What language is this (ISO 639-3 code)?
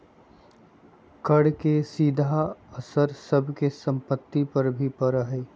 mag